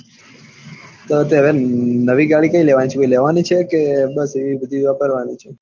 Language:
Gujarati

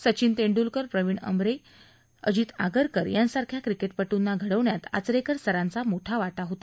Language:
Marathi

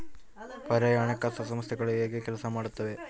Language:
Kannada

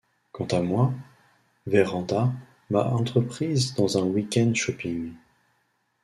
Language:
French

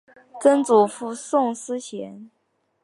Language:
Chinese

